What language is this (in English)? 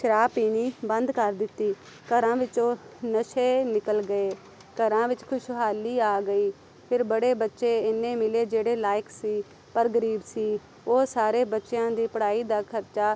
Punjabi